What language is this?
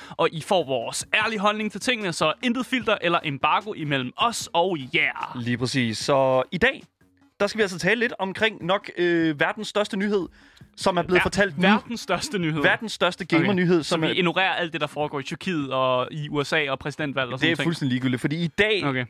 Danish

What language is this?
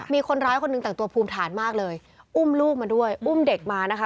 Thai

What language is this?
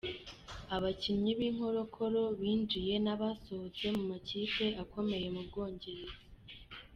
Kinyarwanda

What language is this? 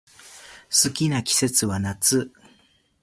Japanese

